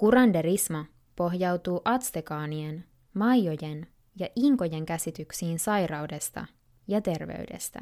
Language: Finnish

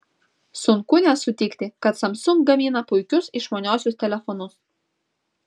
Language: Lithuanian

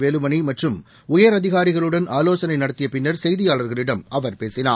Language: Tamil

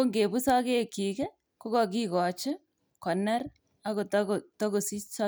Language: Kalenjin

